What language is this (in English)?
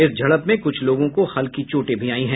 Hindi